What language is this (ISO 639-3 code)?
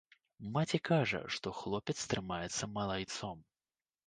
bel